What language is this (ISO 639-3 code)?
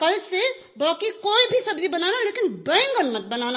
hin